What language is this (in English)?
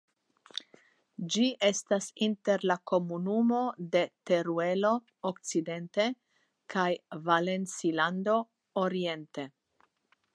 Esperanto